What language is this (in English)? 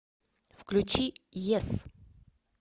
Russian